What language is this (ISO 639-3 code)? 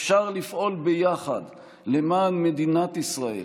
heb